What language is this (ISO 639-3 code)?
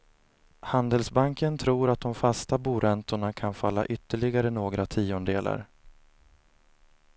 swe